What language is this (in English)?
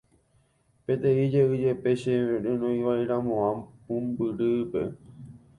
Guarani